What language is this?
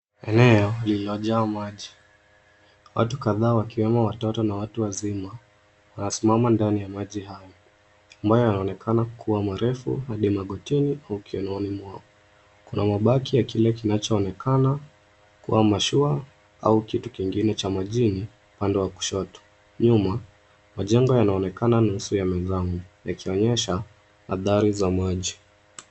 Swahili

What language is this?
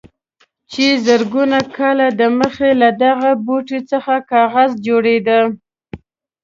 Pashto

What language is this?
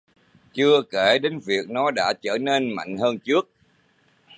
Vietnamese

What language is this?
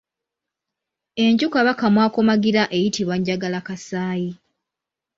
Ganda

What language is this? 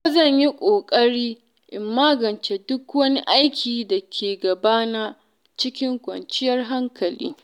Hausa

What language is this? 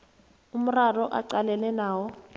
South Ndebele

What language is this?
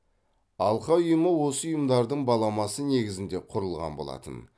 Kazakh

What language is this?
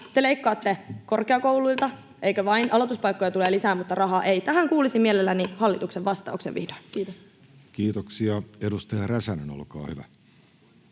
Finnish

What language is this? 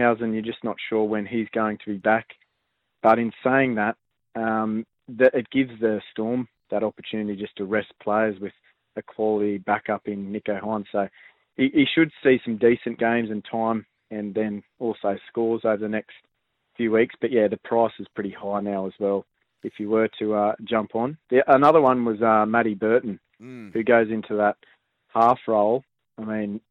English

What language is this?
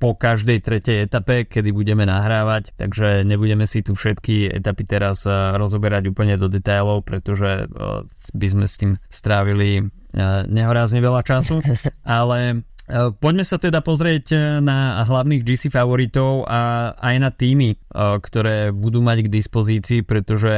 Slovak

